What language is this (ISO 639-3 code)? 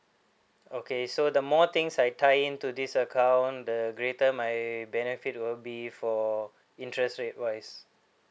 eng